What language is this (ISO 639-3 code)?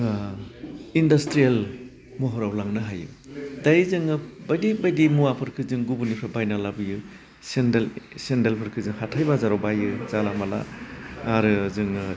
brx